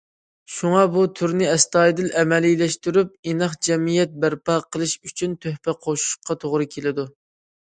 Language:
Uyghur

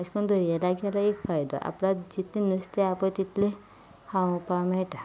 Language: Konkani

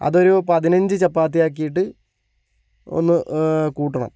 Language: Malayalam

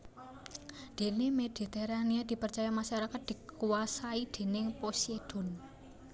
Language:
Javanese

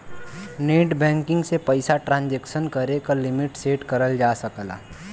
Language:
Bhojpuri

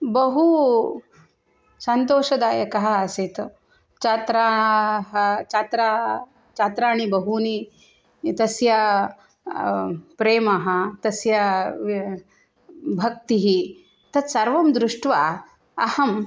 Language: Sanskrit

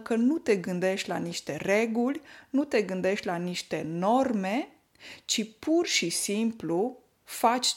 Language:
Romanian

